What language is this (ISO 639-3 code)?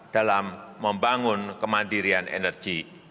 ind